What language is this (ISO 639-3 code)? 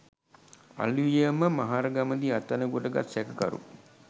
sin